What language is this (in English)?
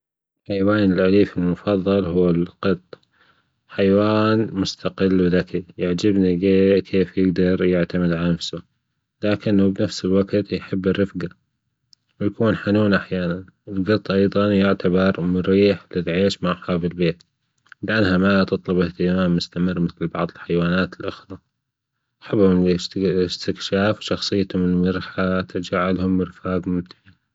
Gulf Arabic